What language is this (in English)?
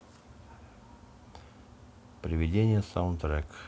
Russian